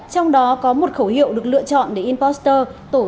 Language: Vietnamese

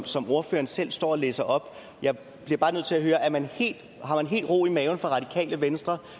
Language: Danish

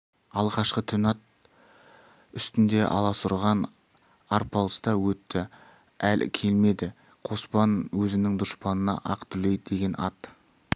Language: Kazakh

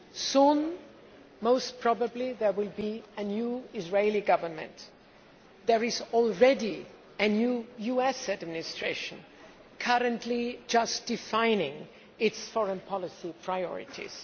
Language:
English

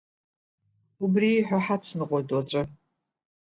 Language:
Abkhazian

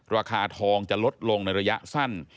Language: Thai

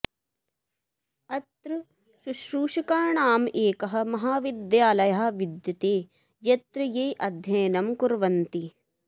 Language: Sanskrit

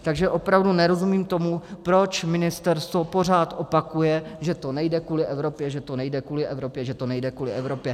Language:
Czech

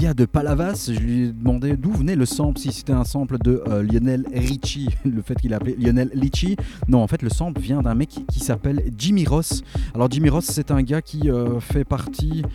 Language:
French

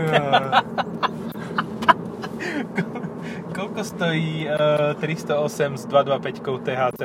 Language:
Slovak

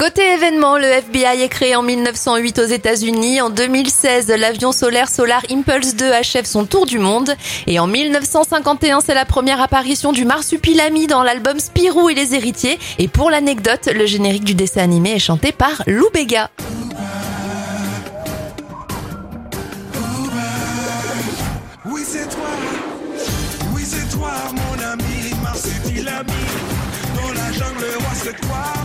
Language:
French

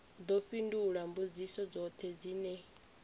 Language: Venda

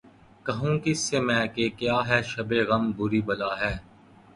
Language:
Urdu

